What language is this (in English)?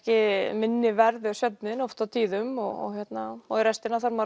Icelandic